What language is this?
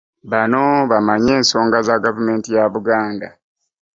Ganda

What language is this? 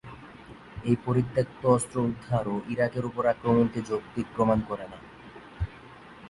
Bangla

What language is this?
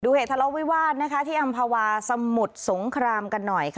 Thai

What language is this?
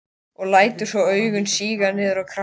Icelandic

